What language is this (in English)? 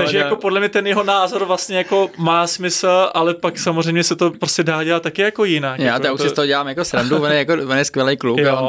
Czech